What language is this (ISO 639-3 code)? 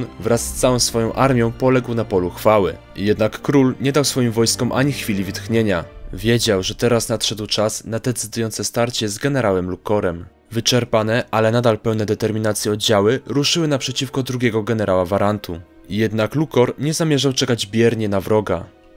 pol